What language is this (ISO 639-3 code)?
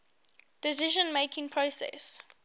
eng